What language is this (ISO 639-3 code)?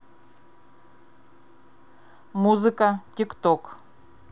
rus